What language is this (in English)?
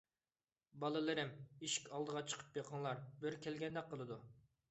Uyghur